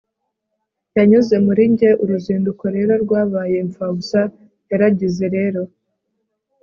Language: Kinyarwanda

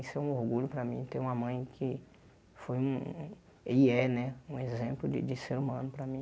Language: Portuguese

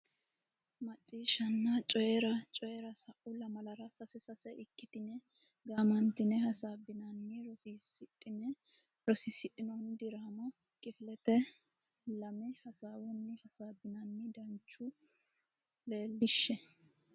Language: Sidamo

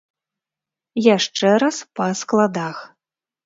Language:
Belarusian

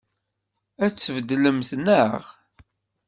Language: Kabyle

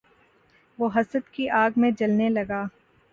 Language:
Urdu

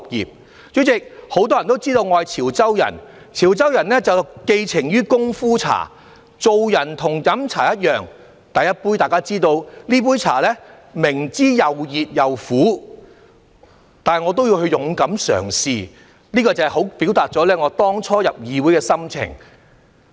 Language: Cantonese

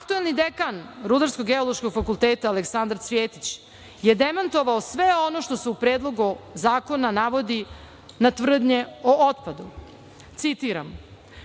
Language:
Serbian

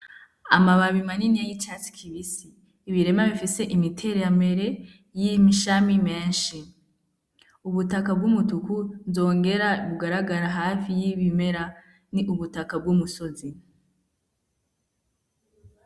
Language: Rundi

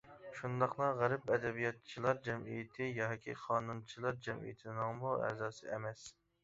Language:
Uyghur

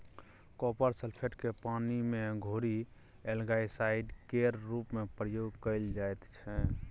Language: Maithili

